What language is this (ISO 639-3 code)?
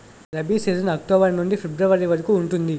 tel